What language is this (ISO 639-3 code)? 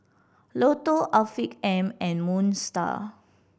eng